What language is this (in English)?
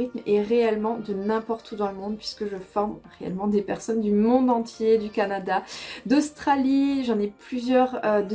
French